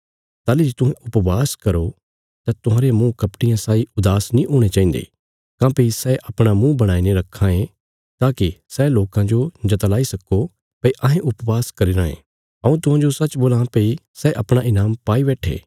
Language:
Bilaspuri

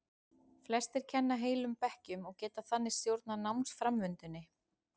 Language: Icelandic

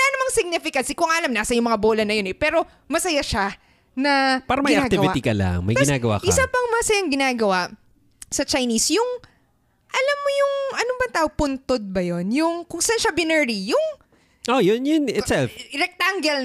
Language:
Filipino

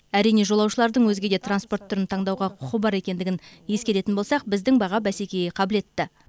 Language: Kazakh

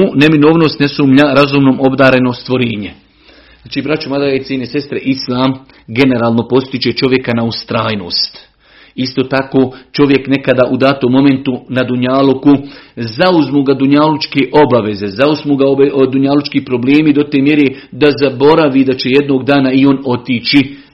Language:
Croatian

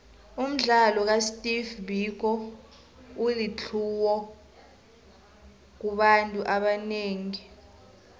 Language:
South Ndebele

